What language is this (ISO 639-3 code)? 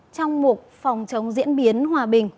vie